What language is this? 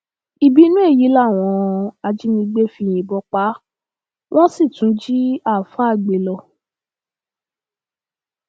Yoruba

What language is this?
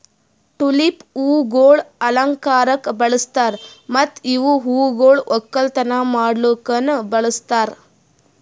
Kannada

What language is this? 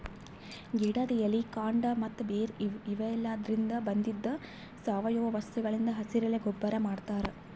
Kannada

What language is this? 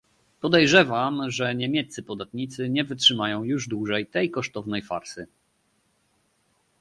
Polish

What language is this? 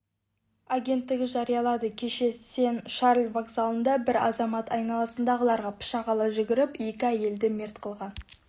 Kazakh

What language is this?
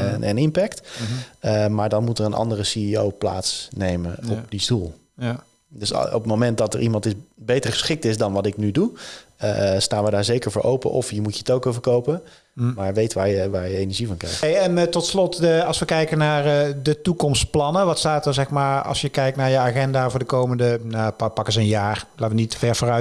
Dutch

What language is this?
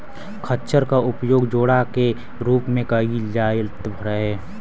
Bhojpuri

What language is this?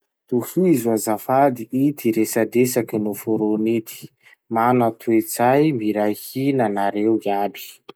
Masikoro Malagasy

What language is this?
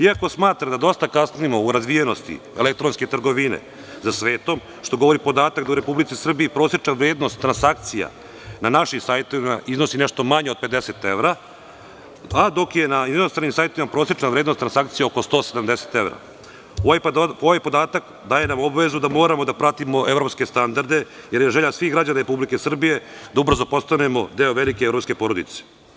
Serbian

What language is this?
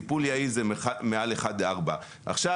Hebrew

